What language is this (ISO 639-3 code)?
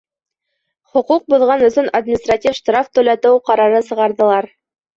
bak